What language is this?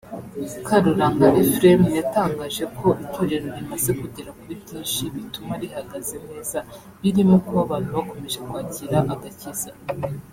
Kinyarwanda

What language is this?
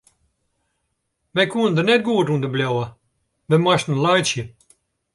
Western Frisian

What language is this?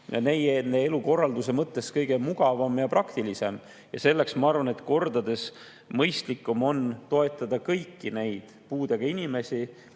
Estonian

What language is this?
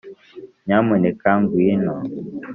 Kinyarwanda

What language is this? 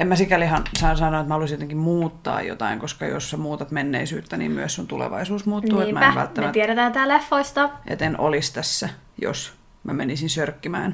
Finnish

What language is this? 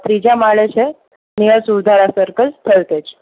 Gujarati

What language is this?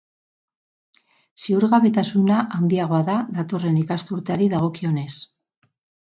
Basque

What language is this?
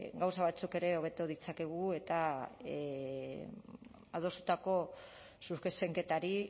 Basque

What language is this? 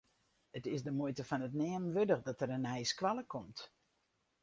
Western Frisian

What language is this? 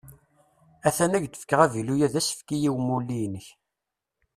Kabyle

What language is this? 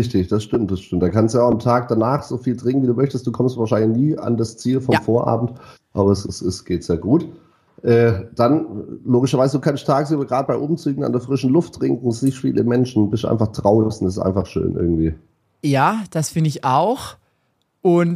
German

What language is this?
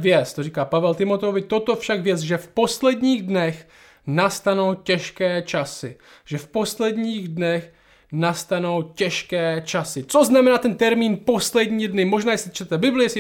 Czech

